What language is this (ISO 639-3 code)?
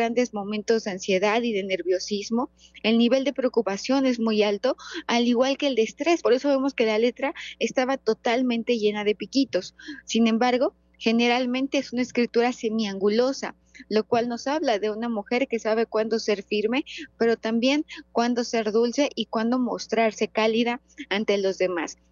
spa